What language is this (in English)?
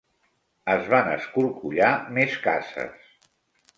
Catalan